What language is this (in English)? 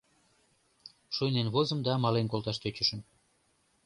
Mari